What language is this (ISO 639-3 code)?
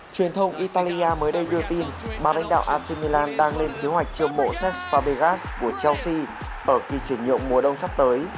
vie